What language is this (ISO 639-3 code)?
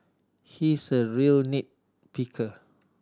eng